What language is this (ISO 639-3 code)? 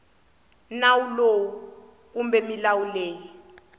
tso